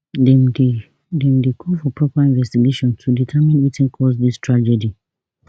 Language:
Nigerian Pidgin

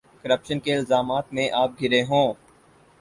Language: Urdu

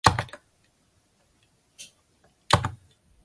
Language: Chinese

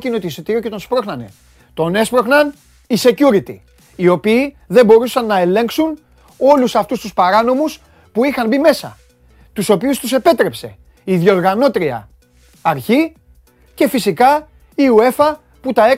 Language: Greek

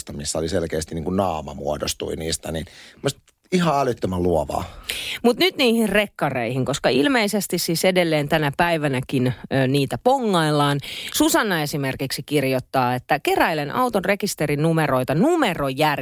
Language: Finnish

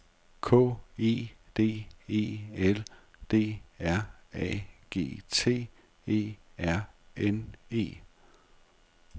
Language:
Danish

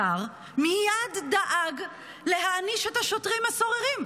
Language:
Hebrew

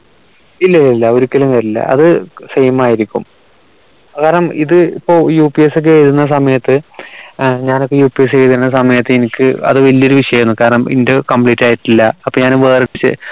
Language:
Malayalam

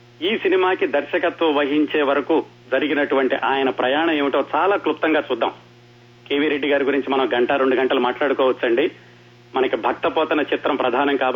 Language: Telugu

